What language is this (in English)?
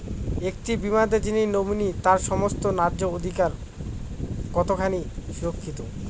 Bangla